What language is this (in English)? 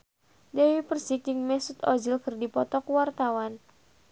Sundanese